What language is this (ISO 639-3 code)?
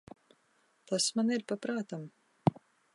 lav